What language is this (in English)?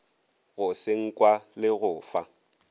Northern Sotho